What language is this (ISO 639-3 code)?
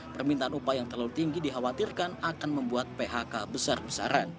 ind